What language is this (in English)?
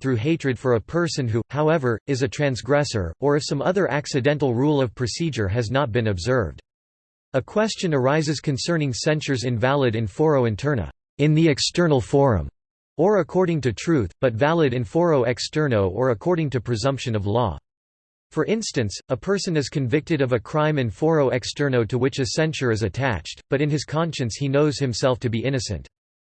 English